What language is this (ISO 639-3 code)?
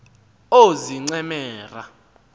xho